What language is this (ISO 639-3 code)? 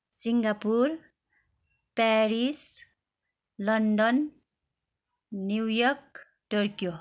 nep